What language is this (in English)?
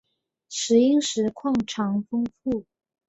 Chinese